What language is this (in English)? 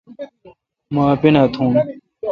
Kalkoti